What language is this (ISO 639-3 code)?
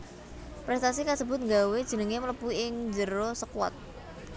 jav